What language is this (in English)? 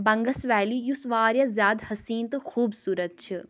Kashmiri